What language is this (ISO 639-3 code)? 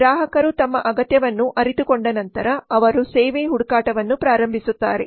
kan